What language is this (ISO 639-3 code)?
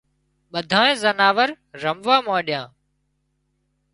kxp